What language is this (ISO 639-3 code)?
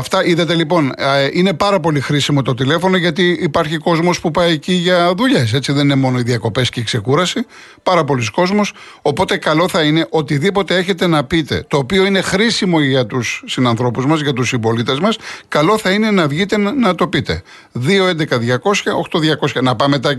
ell